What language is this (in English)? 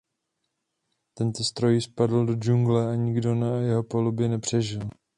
Czech